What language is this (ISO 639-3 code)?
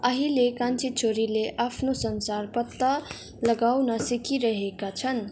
nep